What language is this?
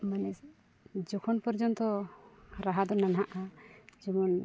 Santali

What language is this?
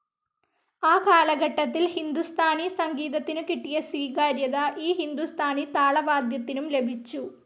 Malayalam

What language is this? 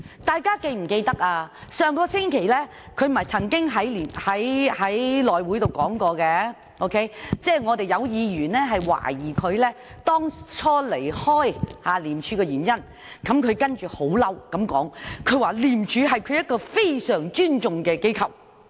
Cantonese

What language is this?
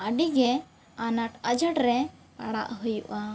Santali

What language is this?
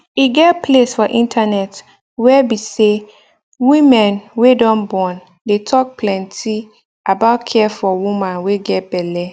Nigerian Pidgin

